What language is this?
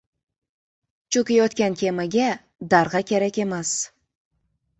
Uzbek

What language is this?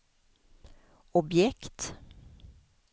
Swedish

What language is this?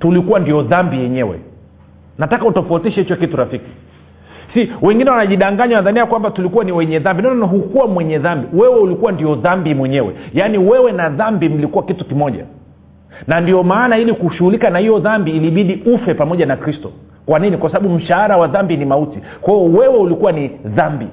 Swahili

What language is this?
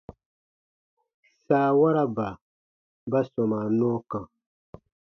Baatonum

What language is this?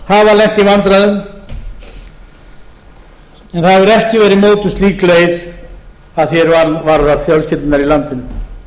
Icelandic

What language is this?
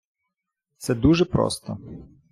Ukrainian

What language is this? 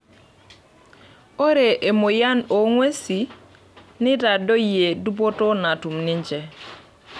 Masai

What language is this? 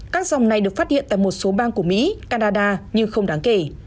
Vietnamese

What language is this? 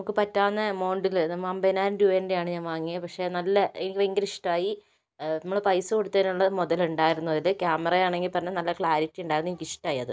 Malayalam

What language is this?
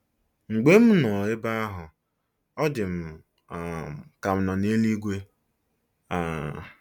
Igbo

